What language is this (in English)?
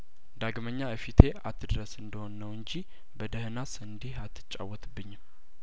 Amharic